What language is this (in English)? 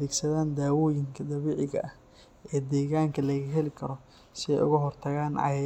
Somali